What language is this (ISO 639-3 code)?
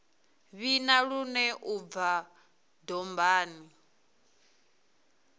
ven